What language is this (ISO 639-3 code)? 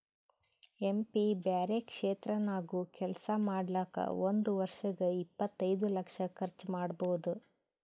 kan